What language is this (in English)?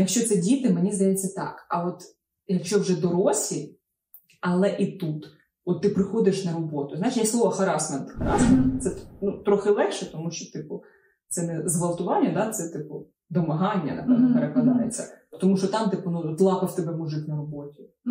Ukrainian